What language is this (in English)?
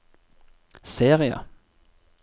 Norwegian